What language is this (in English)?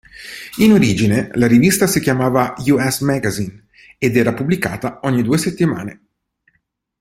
Italian